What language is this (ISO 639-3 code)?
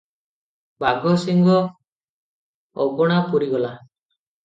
ori